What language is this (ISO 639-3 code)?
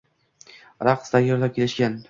uzb